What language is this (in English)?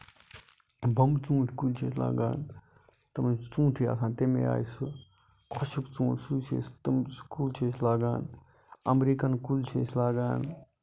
Kashmiri